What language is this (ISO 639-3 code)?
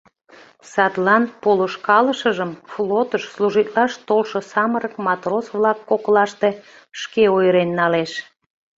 chm